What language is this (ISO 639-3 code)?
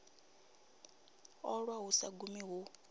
ven